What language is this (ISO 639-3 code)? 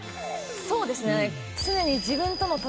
jpn